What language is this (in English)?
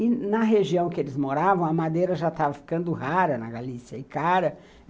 Portuguese